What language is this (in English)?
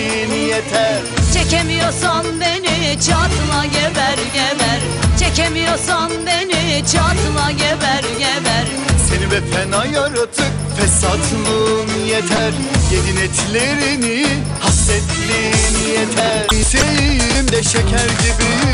Turkish